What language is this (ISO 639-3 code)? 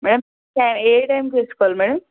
tel